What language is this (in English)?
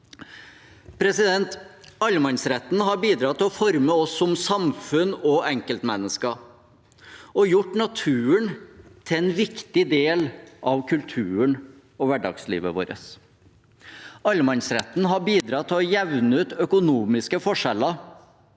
Norwegian